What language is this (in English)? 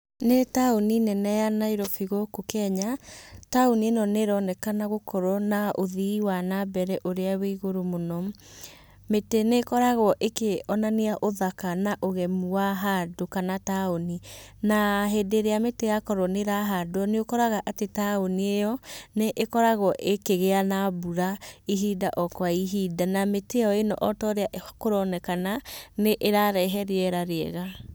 Kikuyu